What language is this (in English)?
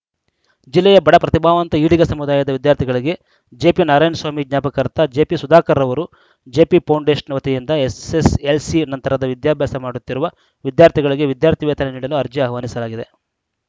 Kannada